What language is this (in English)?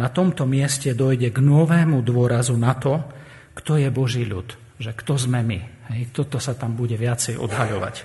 Slovak